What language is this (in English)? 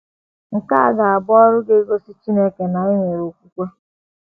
Igbo